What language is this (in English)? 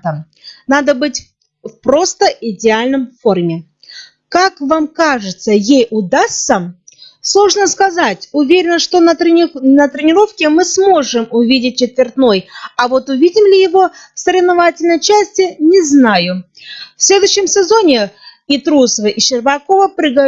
Russian